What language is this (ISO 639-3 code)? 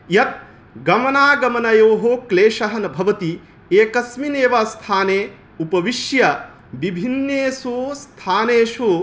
san